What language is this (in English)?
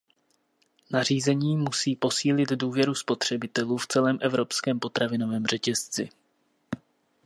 Czech